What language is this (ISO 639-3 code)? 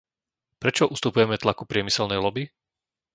slk